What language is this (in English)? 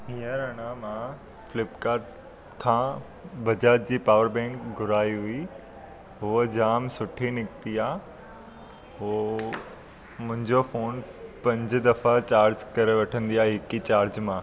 Sindhi